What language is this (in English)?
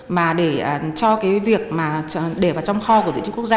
Vietnamese